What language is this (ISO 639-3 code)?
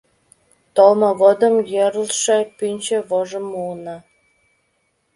chm